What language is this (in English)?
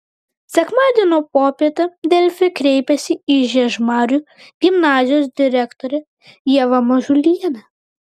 Lithuanian